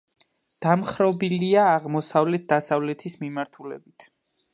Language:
Georgian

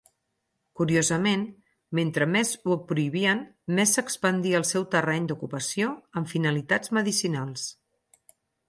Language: Catalan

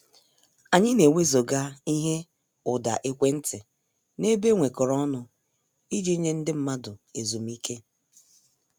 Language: Igbo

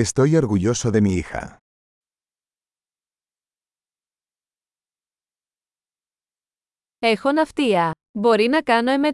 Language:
Greek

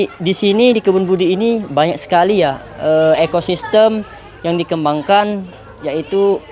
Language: Indonesian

